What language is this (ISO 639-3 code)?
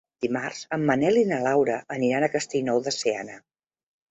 cat